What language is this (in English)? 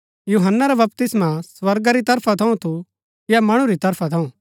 Gaddi